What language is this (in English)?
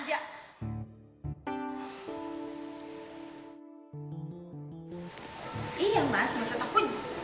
Indonesian